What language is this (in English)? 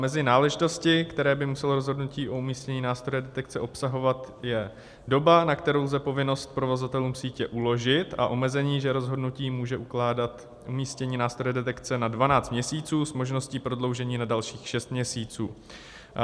Czech